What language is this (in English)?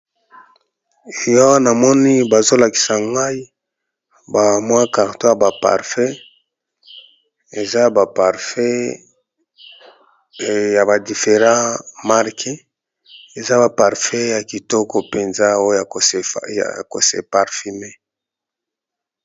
Lingala